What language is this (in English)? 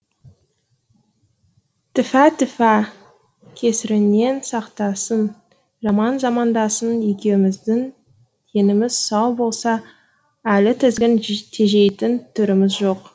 Kazakh